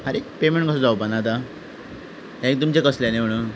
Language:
Konkani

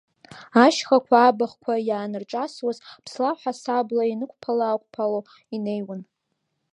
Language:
Abkhazian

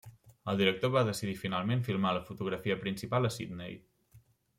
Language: Catalan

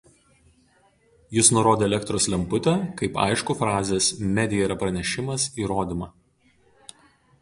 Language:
Lithuanian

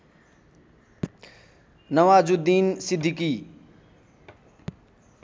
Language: Nepali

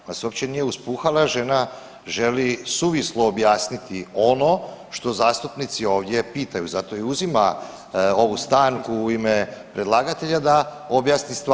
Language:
Croatian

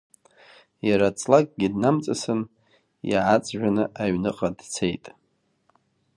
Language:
Abkhazian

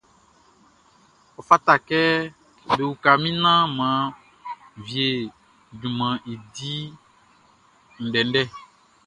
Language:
Baoulé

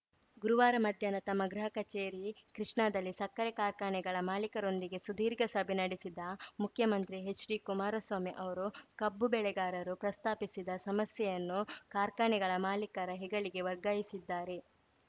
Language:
Kannada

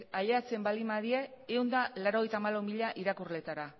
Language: Basque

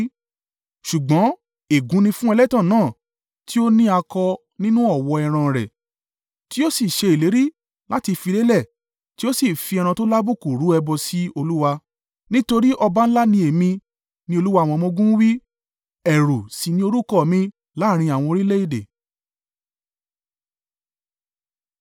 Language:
Yoruba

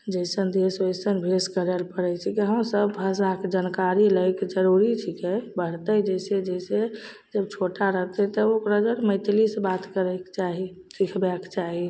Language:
Maithili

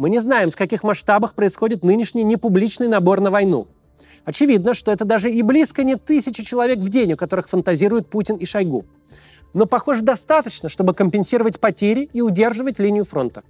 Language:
Russian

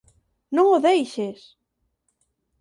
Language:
Galician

